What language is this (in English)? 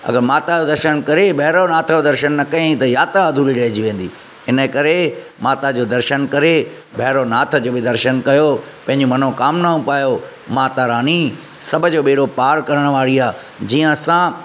Sindhi